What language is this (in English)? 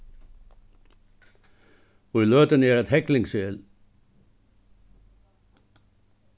Faroese